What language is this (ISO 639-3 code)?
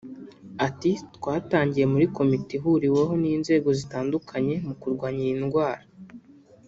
kin